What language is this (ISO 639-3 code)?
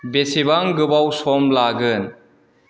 brx